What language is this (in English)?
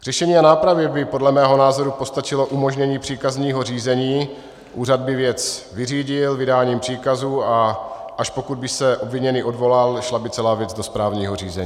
Czech